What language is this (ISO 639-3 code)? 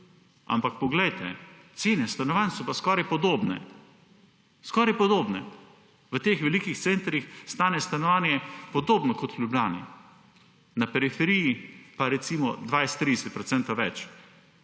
slv